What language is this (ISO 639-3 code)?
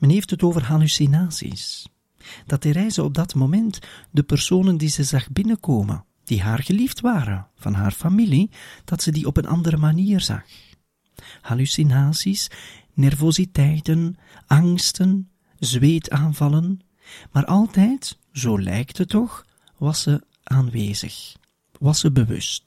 nld